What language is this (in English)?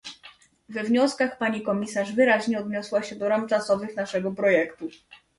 Polish